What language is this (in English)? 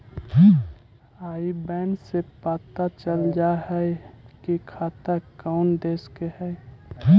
Magahi